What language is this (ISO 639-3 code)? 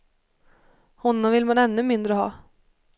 swe